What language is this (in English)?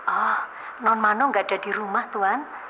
Indonesian